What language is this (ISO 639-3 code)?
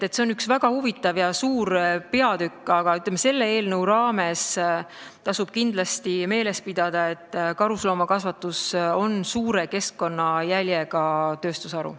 est